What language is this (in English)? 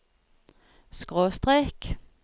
Norwegian